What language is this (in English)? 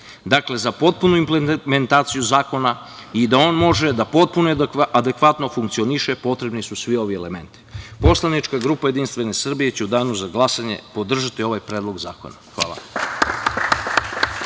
Serbian